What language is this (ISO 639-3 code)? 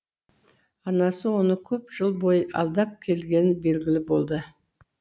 kaz